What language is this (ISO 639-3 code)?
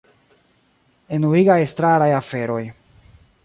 epo